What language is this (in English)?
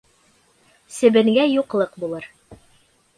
Bashkir